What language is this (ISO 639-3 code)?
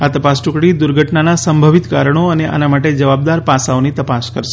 guj